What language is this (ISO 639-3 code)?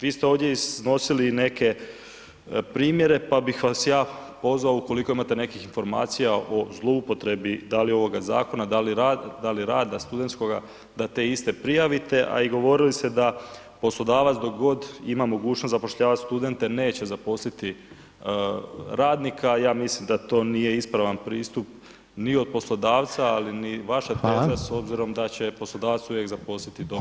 hrv